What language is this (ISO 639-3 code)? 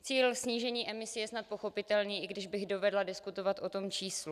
ces